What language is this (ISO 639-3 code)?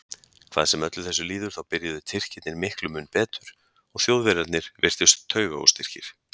isl